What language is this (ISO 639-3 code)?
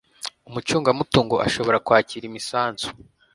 kin